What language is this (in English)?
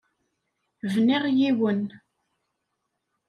Kabyle